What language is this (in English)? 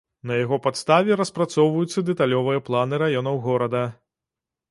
Belarusian